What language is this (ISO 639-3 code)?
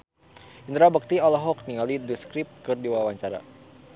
sun